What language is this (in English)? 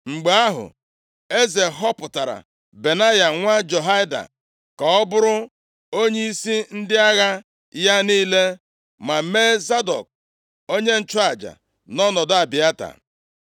Igbo